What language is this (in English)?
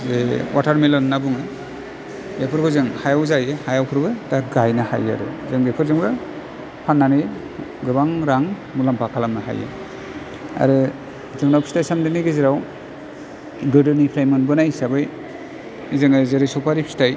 Bodo